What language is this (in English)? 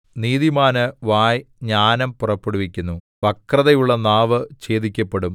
Malayalam